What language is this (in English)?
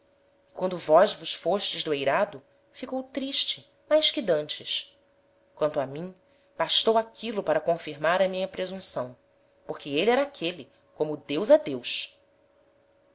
Portuguese